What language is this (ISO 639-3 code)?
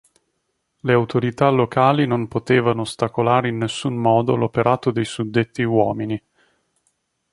ita